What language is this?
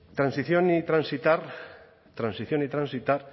Spanish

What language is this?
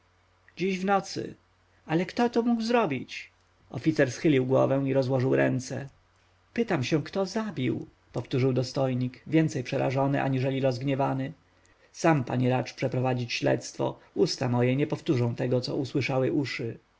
Polish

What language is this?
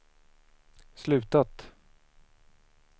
Swedish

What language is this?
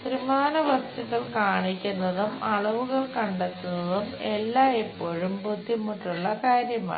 Malayalam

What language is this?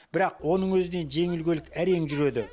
Kazakh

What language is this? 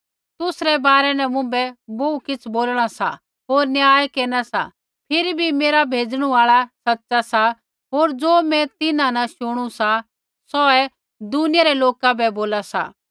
Kullu Pahari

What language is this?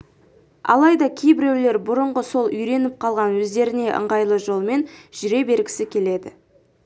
Kazakh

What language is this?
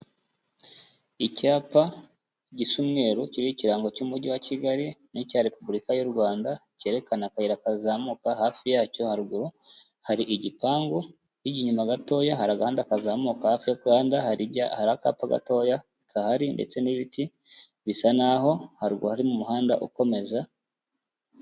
Kinyarwanda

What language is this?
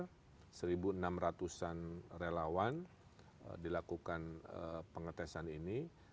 Indonesian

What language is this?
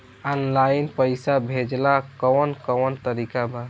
Bhojpuri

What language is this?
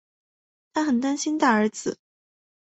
Chinese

